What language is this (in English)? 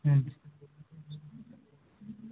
Kannada